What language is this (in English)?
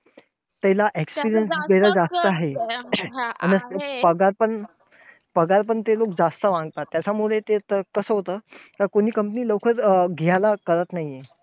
Marathi